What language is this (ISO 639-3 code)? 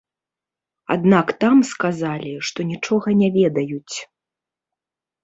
bel